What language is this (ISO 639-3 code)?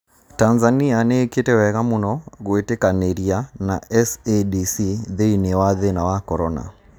kik